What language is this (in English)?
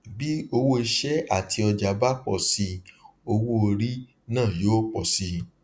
Yoruba